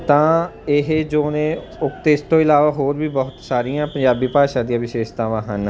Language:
Punjabi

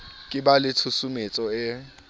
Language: Southern Sotho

